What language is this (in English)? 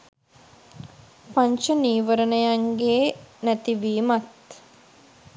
Sinhala